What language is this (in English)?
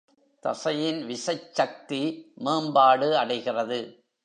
Tamil